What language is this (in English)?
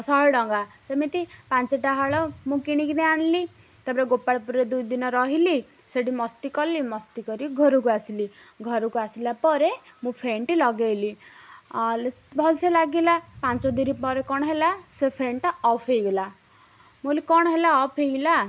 Odia